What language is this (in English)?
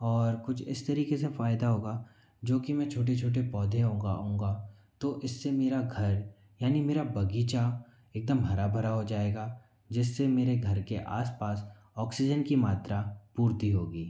Hindi